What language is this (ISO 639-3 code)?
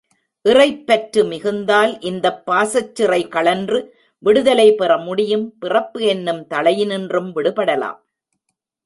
tam